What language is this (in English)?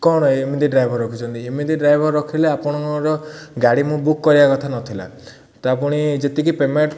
Odia